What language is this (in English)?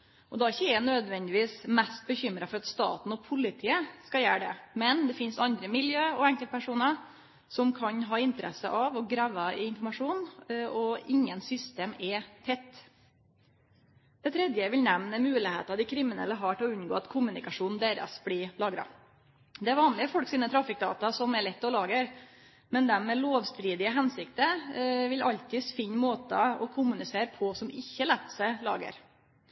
Norwegian Nynorsk